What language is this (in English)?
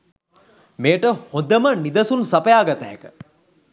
Sinhala